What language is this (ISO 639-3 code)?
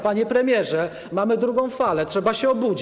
pol